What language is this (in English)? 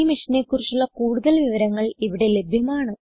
Malayalam